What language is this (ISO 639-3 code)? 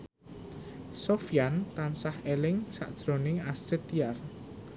jav